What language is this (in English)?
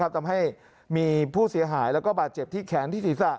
Thai